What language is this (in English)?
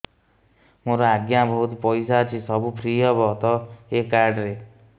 Odia